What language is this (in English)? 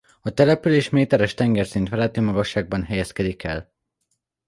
Hungarian